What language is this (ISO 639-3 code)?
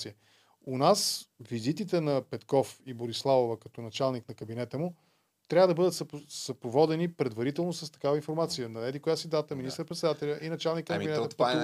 bul